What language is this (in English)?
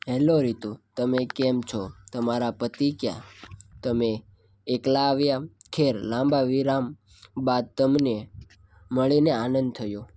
Gujarati